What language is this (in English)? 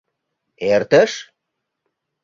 Mari